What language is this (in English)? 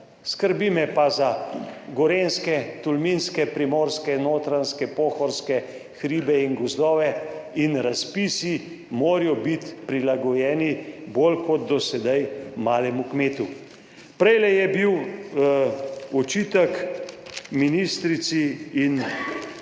Slovenian